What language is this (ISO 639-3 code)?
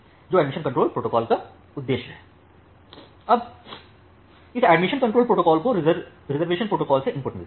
hin